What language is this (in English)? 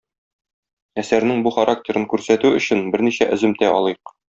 Tatar